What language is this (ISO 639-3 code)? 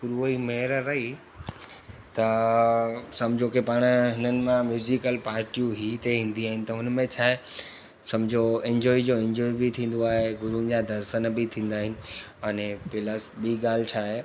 snd